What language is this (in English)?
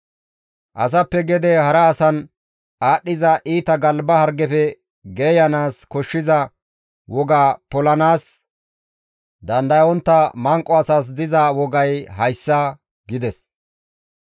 Gamo